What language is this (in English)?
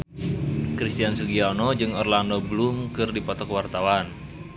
Sundanese